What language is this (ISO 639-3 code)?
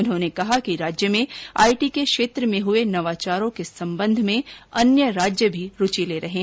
hin